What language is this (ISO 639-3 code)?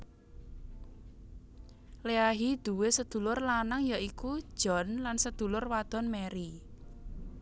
jav